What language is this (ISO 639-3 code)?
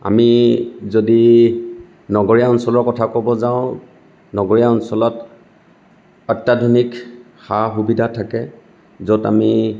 asm